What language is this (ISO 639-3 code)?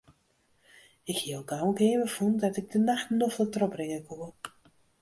fry